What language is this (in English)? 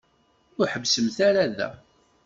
Kabyle